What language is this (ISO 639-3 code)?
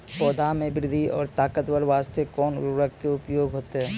mai